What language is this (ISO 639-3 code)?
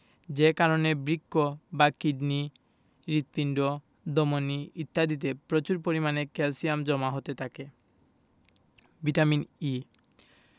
ben